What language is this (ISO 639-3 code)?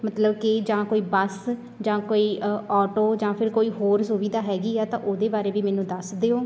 pan